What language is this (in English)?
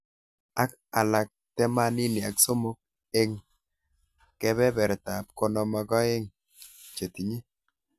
Kalenjin